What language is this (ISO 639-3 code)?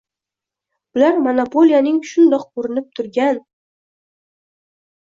uzb